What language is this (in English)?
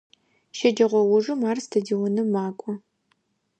Adyghe